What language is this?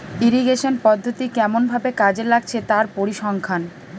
Bangla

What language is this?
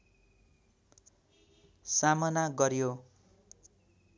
Nepali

